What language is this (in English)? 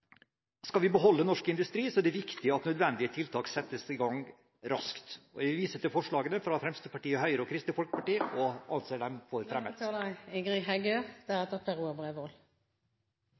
Norwegian